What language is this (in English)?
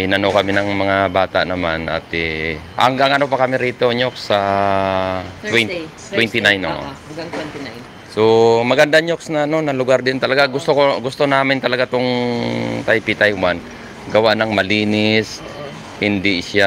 Filipino